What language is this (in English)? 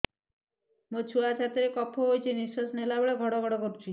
Odia